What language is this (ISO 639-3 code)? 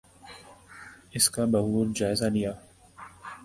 urd